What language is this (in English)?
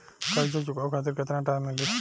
Bhojpuri